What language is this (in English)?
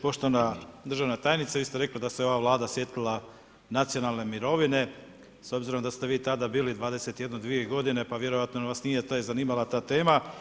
Croatian